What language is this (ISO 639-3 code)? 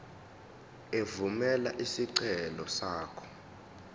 zul